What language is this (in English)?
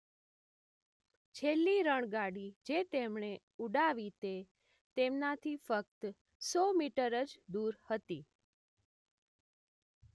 Gujarati